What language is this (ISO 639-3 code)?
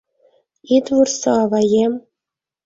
chm